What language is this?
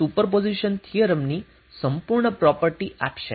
Gujarati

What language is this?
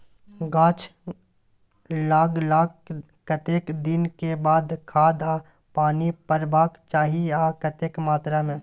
Maithili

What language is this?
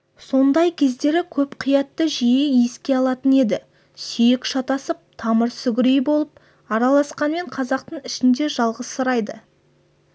Kazakh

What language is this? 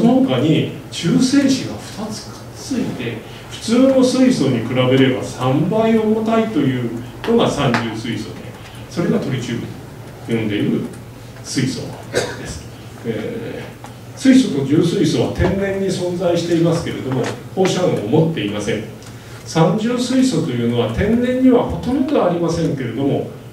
Japanese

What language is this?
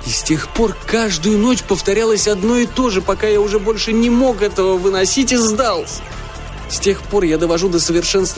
Russian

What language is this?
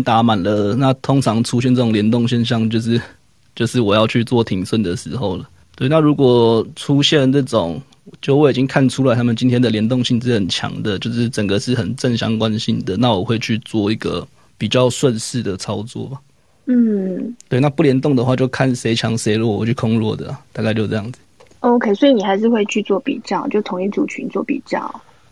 Chinese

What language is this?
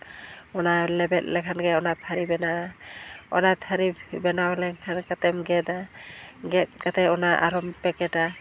Santali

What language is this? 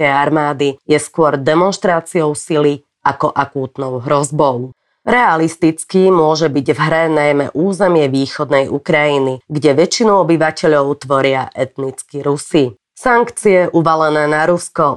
Slovak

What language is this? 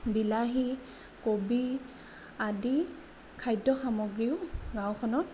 Assamese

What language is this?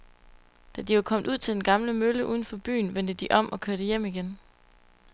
Danish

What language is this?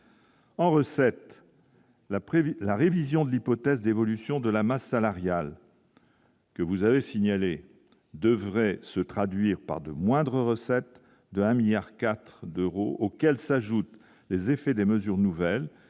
French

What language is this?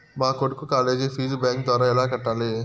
Telugu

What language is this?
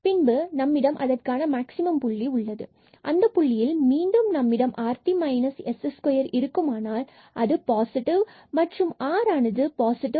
Tamil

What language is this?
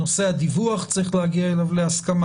Hebrew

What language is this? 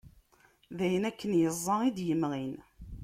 Kabyle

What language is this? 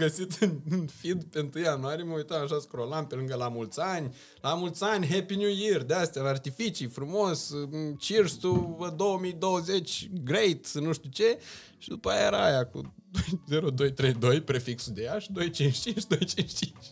Romanian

